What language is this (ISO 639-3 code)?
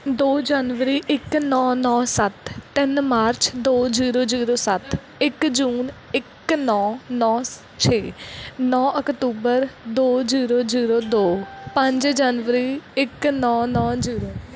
pan